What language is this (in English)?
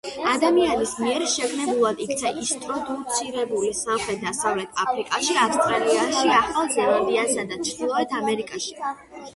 Georgian